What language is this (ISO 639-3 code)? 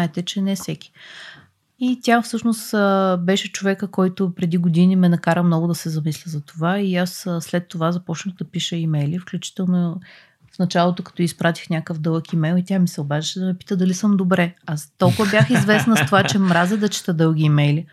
bul